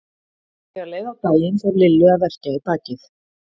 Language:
Icelandic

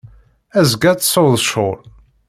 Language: Kabyle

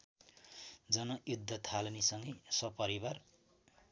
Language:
Nepali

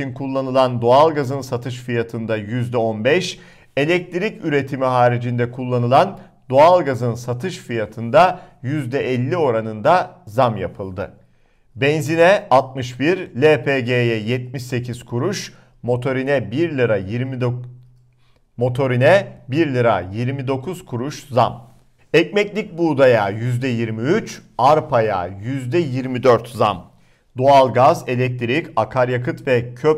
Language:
Turkish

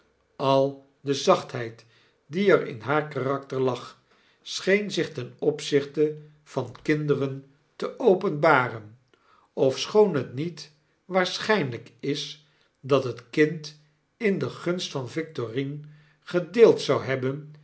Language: Dutch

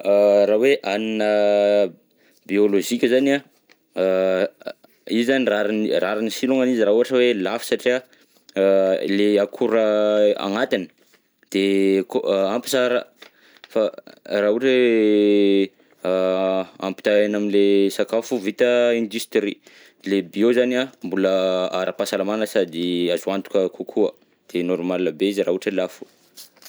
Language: Southern Betsimisaraka Malagasy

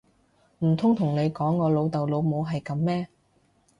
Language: Cantonese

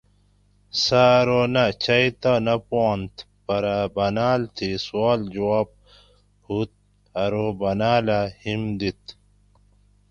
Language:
Gawri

